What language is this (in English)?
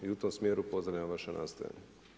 Croatian